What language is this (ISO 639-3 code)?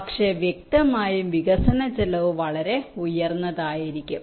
mal